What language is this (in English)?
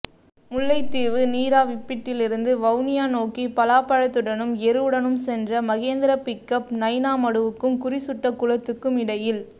Tamil